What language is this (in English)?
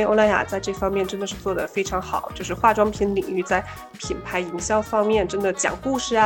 Chinese